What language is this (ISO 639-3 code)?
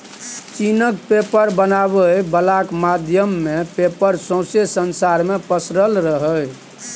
mai